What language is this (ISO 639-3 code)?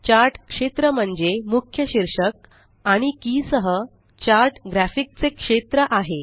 mar